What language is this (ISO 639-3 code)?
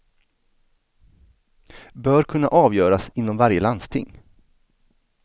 swe